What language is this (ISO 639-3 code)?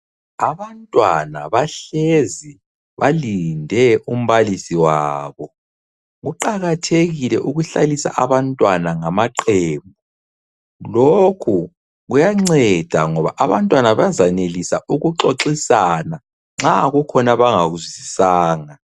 nde